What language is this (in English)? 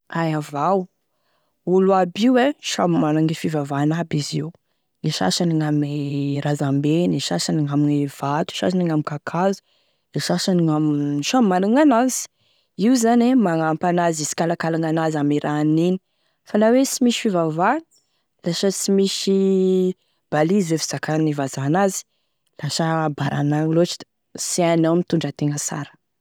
Tesaka Malagasy